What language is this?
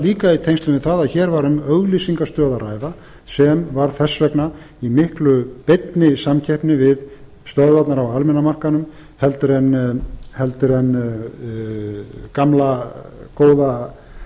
Icelandic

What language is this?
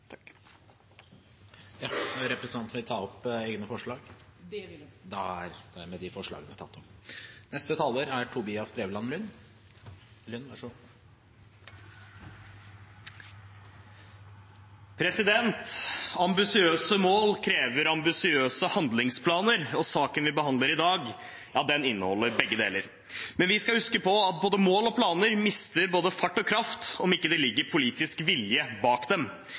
Norwegian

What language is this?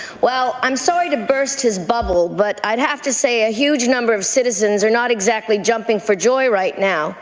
English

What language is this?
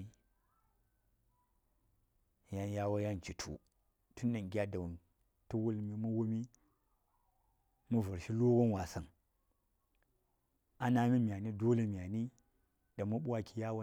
Saya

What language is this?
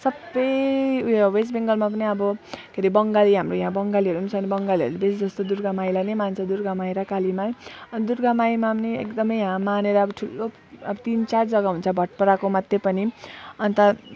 Nepali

